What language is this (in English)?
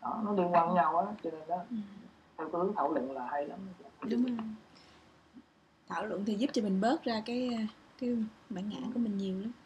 Vietnamese